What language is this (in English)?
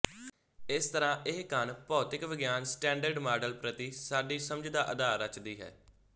Punjabi